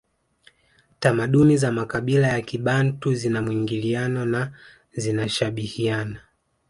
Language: Swahili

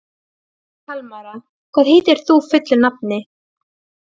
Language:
Icelandic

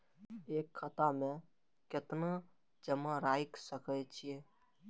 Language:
Maithili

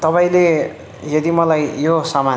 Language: Nepali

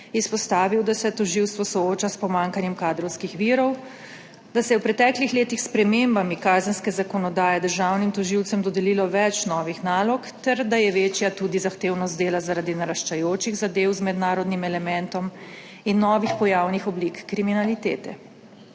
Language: Slovenian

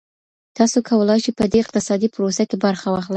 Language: Pashto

